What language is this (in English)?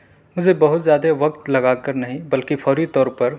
Urdu